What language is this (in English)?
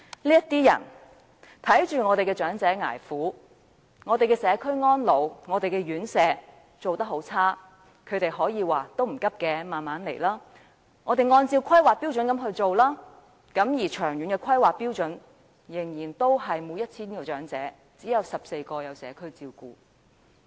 Cantonese